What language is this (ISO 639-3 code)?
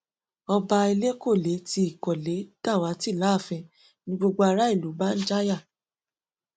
yor